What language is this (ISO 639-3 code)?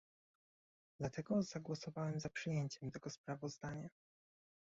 pol